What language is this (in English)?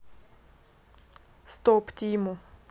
Russian